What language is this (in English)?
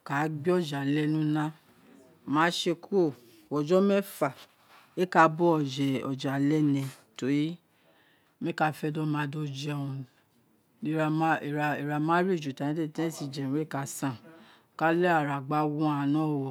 Isekiri